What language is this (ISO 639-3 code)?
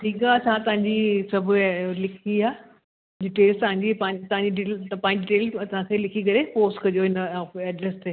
snd